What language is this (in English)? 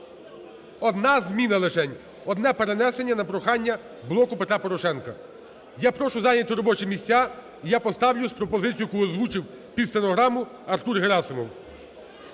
Ukrainian